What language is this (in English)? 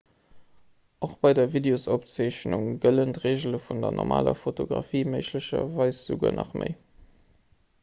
Luxembourgish